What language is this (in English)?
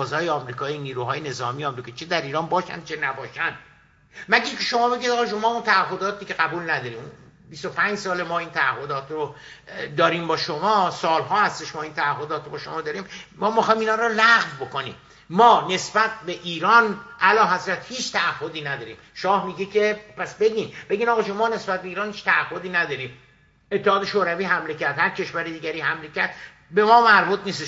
Persian